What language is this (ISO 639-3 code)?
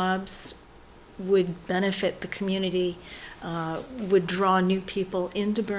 eng